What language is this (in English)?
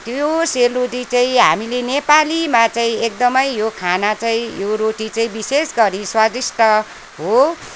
Nepali